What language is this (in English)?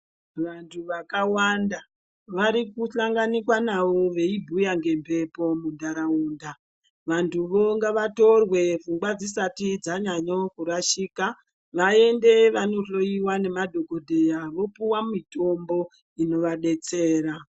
Ndau